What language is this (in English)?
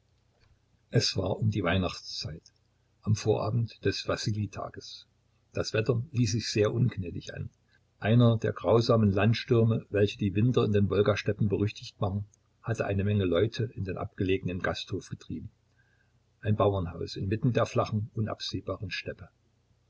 German